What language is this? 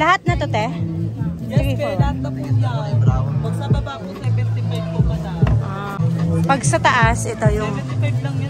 Filipino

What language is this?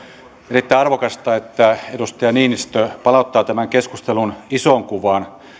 Finnish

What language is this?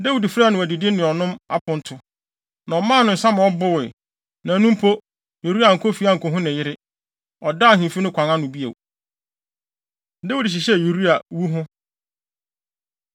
Akan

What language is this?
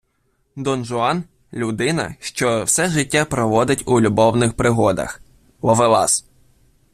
Ukrainian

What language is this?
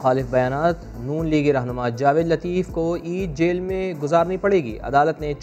Urdu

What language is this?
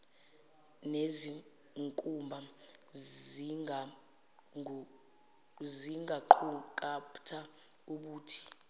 Zulu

